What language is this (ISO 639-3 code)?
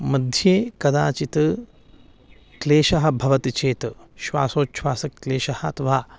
san